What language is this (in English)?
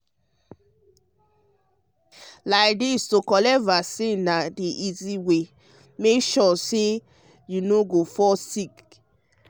Nigerian Pidgin